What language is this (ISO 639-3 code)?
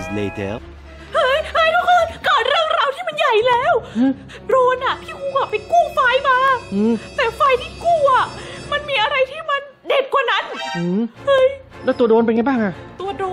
tha